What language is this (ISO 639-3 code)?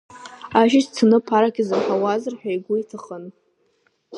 abk